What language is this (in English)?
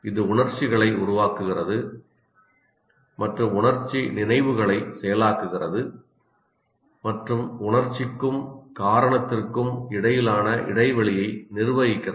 Tamil